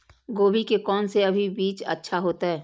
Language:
Maithili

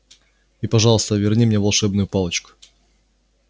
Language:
Russian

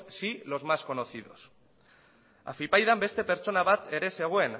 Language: Basque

